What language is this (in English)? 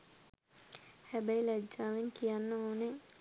Sinhala